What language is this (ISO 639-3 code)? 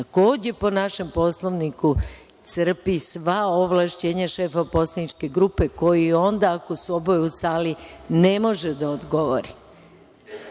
srp